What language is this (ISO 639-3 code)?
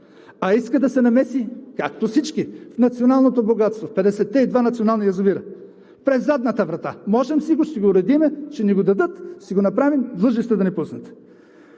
bul